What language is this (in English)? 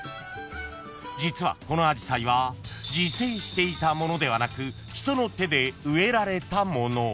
Japanese